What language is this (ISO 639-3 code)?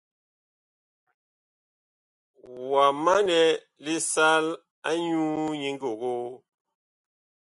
bkh